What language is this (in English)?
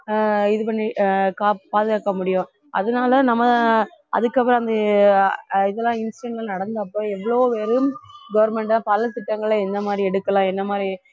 Tamil